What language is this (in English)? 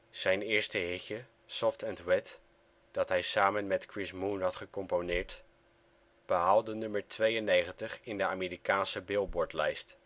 Dutch